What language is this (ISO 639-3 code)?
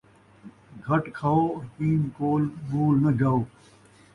skr